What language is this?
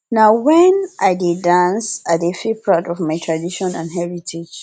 Nigerian Pidgin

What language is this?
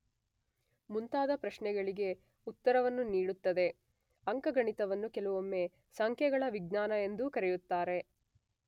Kannada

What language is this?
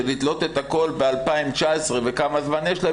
Hebrew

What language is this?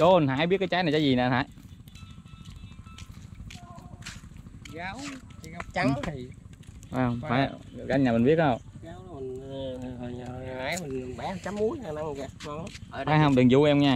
Vietnamese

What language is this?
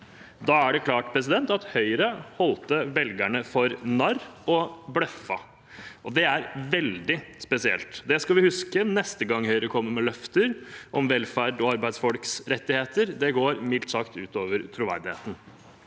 Norwegian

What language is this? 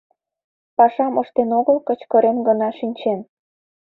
Mari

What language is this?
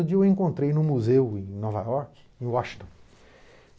Portuguese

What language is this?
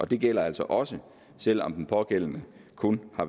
Danish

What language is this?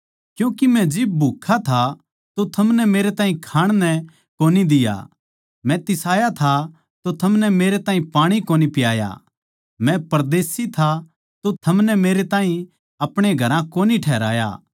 Haryanvi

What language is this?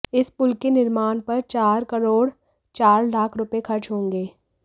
Hindi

